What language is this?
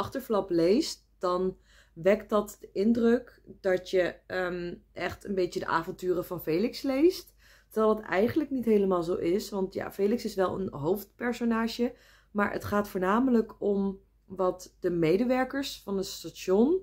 Dutch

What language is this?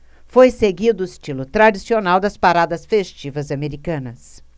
Portuguese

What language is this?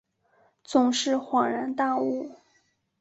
Chinese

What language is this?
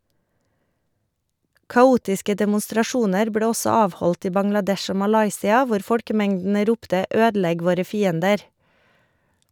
Norwegian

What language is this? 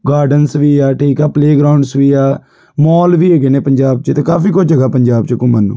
Punjabi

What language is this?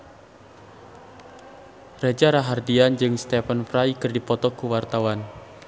Sundanese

